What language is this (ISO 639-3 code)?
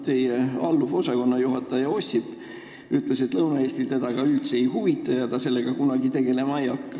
est